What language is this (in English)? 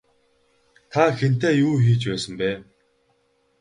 Mongolian